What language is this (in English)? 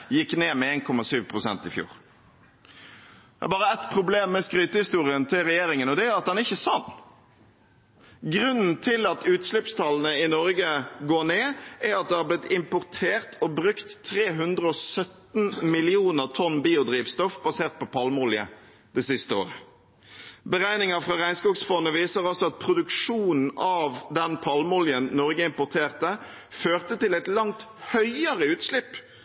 Norwegian Bokmål